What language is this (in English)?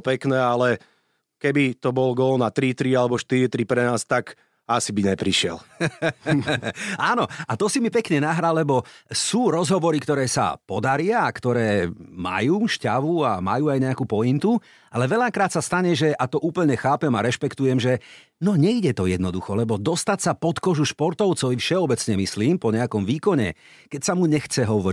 Slovak